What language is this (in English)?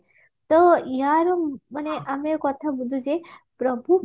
Odia